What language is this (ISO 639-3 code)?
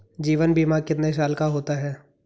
hin